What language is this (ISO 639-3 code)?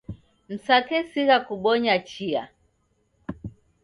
dav